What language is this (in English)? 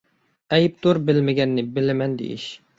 Uyghur